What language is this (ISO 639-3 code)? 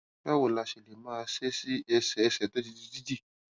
yor